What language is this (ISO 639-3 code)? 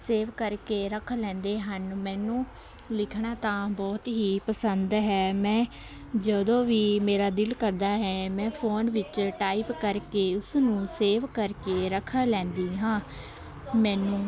pan